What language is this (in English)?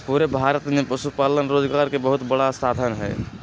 Magahi